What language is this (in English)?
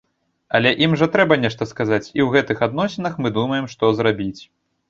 Belarusian